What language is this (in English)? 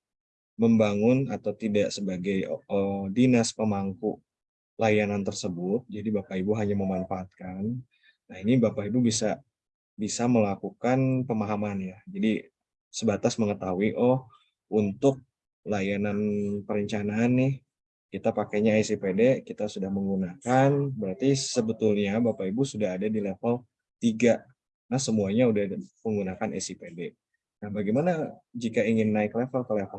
Indonesian